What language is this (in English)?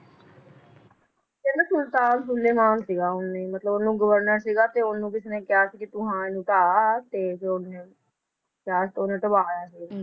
Punjabi